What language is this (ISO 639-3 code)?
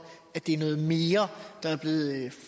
dan